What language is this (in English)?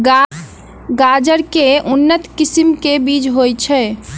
Maithili